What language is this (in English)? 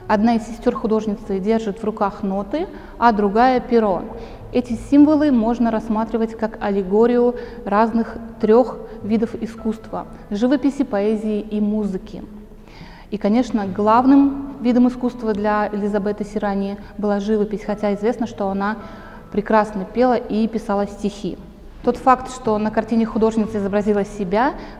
Russian